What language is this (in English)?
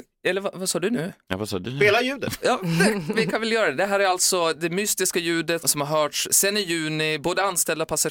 Swedish